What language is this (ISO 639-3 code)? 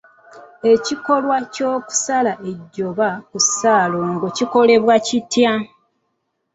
lug